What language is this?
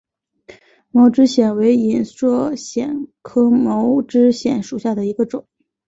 Chinese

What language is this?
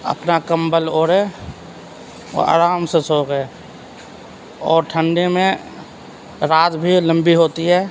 Urdu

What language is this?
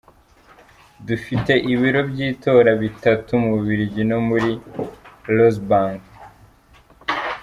Kinyarwanda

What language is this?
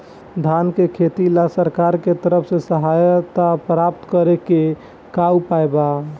Bhojpuri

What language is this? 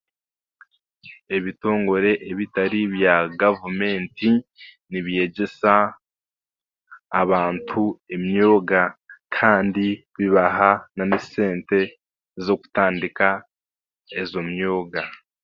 Chiga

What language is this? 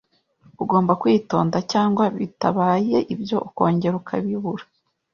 Kinyarwanda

